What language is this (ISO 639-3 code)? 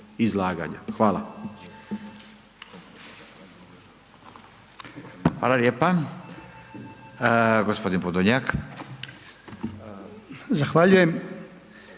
hrv